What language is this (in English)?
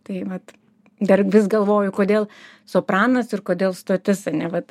Lithuanian